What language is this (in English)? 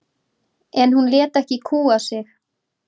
Icelandic